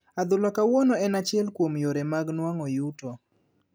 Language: Luo (Kenya and Tanzania)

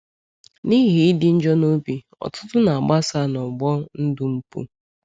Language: Igbo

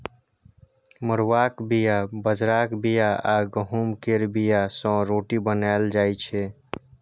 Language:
Maithili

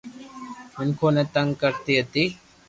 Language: Loarki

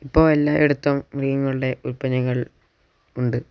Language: Malayalam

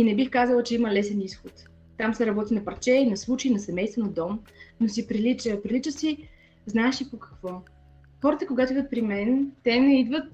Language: Bulgarian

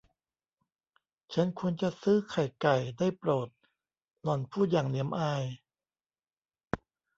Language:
Thai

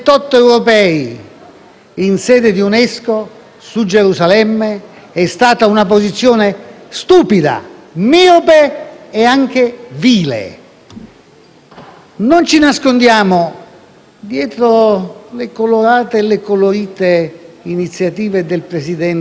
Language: Italian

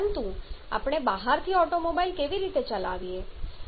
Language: Gujarati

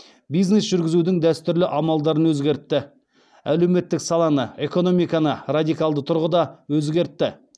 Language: Kazakh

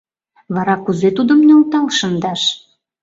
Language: Mari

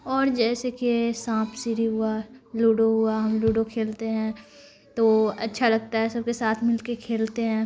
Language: Urdu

